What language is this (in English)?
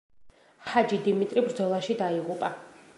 Georgian